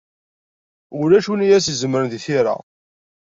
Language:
Kabyle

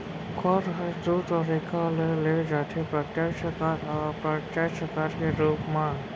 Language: Chhattisgarhi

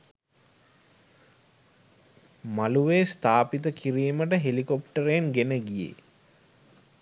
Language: Sinhala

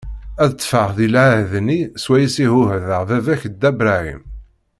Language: Kabyle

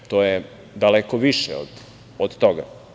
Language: Serbian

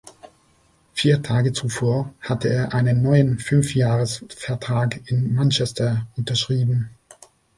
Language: German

